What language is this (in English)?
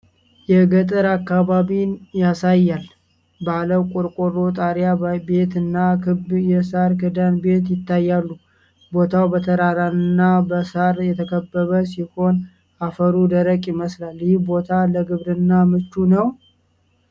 Amharic